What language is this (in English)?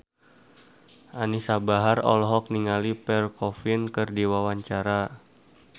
Sundanese